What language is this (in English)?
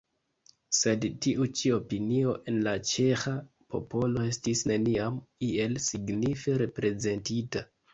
Esperanto